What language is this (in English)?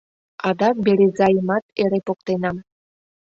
Mari